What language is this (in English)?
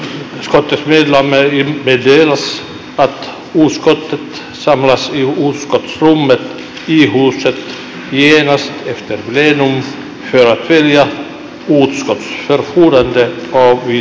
Finnish